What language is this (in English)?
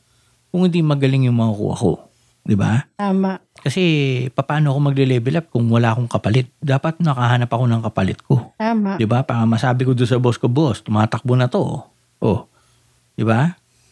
Filipino